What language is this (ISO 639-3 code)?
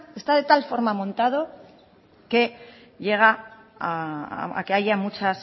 spa